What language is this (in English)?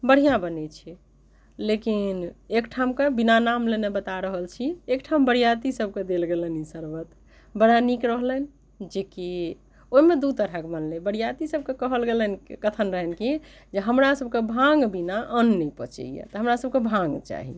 Maithili